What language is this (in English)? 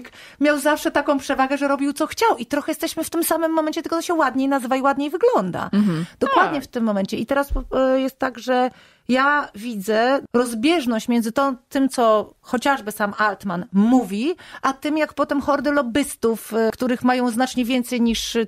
Polish